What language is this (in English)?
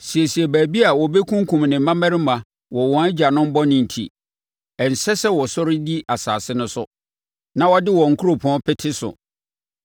Akan